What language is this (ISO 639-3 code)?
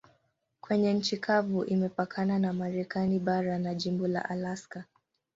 swa